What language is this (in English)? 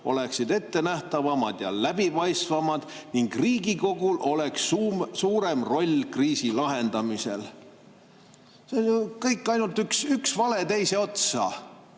Estonian